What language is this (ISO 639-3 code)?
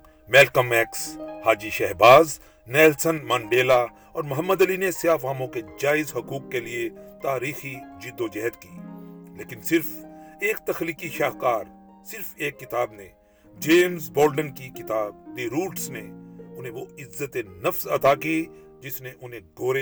urd